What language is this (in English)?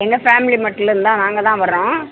Tamil